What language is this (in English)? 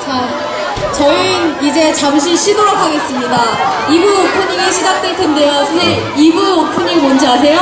Korean